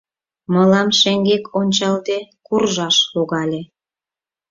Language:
Mari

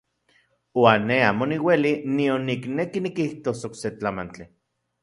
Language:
Central Puebla Nahuatl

